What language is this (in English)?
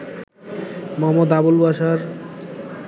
Bangla